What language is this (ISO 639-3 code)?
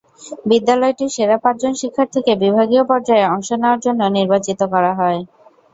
ben